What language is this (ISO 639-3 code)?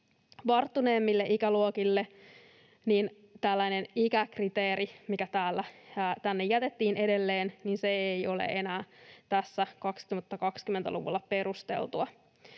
fin